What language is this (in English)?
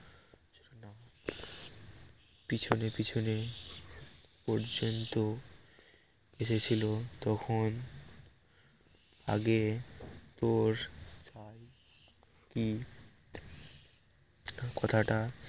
Bangla